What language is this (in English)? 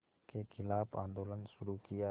Hindi